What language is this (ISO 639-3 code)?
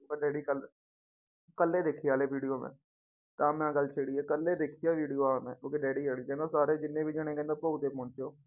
pan